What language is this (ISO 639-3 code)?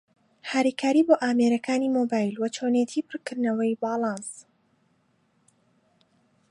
ckb